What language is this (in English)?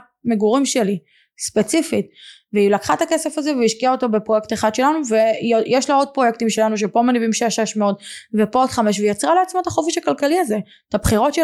Hebrew